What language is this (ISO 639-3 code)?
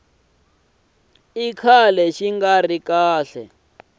tso